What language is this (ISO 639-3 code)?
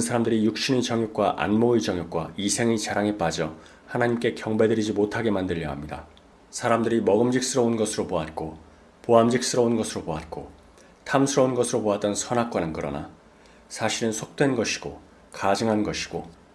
kor